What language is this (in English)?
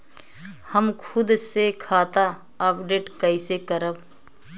Bhojpuri